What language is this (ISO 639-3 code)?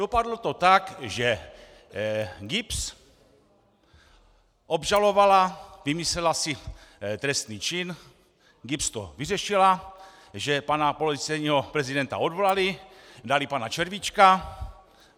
ces